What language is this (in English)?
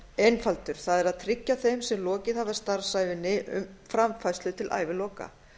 Icelandic